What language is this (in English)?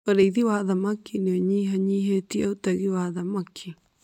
Kikuyu